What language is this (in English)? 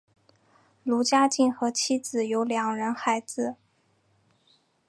Chinese